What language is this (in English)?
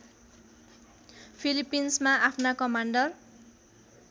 Nepali